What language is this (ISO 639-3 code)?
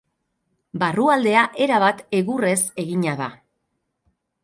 eus